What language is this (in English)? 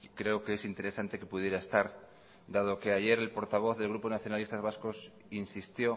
Spanish